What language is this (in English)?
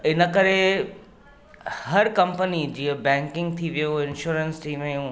Sindhi